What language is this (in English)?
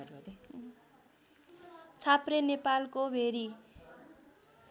Nepali